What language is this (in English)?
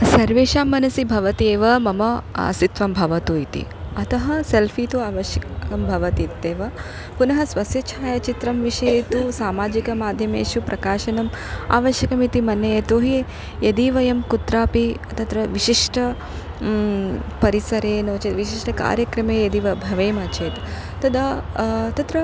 Sanskrit